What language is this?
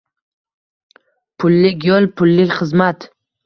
Uzbek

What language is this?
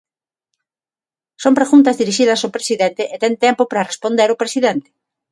Galician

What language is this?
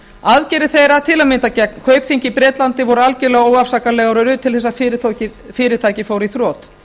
Icelandic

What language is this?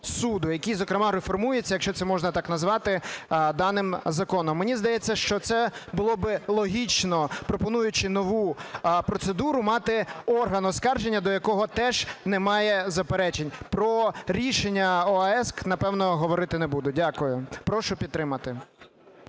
Ukrainian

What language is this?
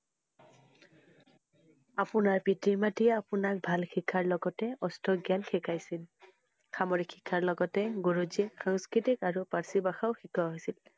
Assamese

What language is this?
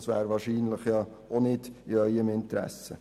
Swiss German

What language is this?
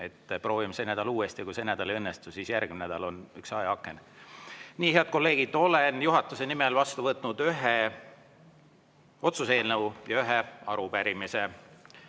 Estonian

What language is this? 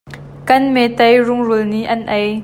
Hakha Chin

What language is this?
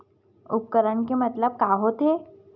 Chhattisgarhi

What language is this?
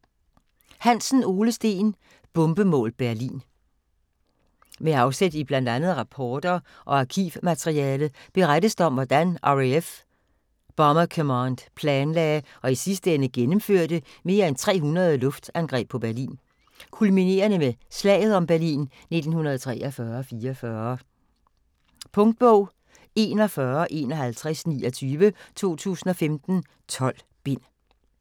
Danish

